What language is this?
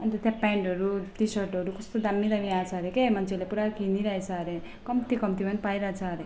Nepali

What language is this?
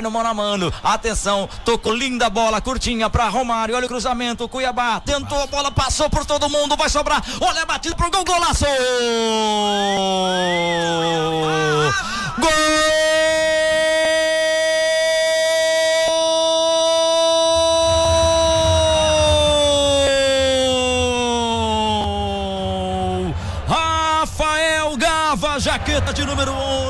Portuguese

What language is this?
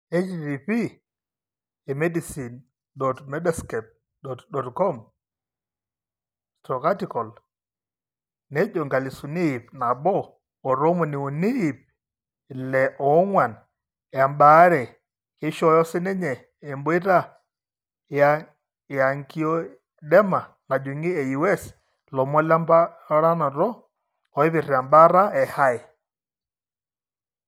Masai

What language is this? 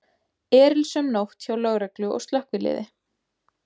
Icelandic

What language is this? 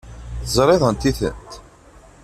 Kabyle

